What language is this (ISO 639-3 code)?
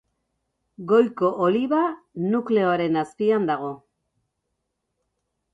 eus